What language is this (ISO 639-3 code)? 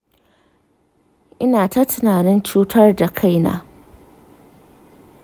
hau